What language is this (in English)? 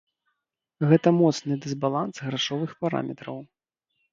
Belarusian